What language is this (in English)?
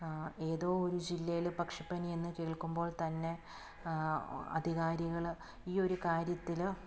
Malayalam